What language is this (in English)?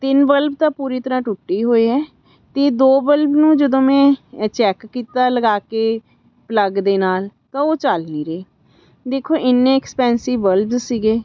Punjabi